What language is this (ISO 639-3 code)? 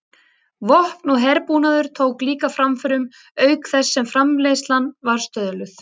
isl